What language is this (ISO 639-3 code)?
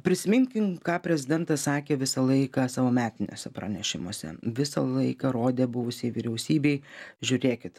lit